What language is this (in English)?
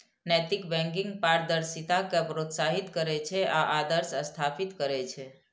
Maithili